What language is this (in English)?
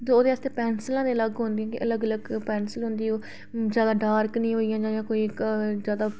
Dogri